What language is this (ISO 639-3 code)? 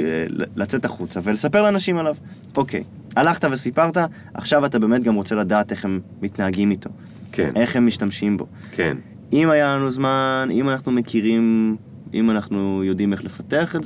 heb